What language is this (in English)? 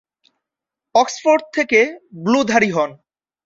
Bangla